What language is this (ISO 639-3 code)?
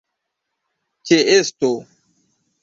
epo